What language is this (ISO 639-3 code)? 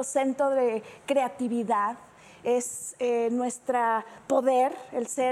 spa